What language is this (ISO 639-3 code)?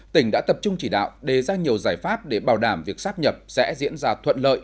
vie